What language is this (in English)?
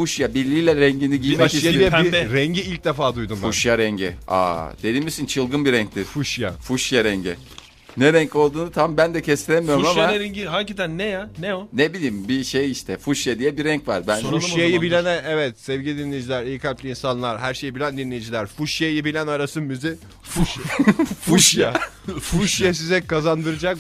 Turkish